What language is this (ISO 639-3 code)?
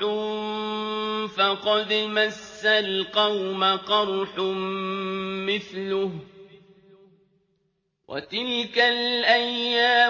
ara